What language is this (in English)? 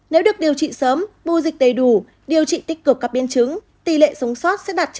Vietnamese